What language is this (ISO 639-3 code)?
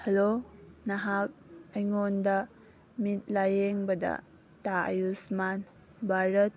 mni